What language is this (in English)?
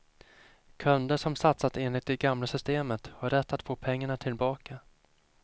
Swedish